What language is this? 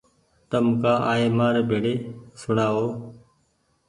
Goaria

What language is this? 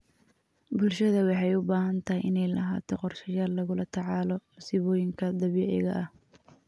Somali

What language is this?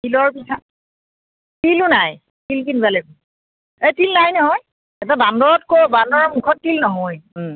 Assamese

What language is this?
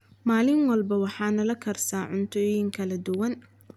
Somali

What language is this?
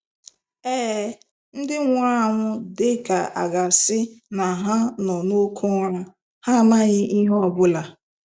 Igbo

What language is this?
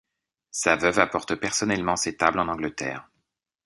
French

